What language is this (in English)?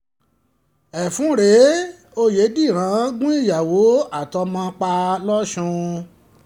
Yoruba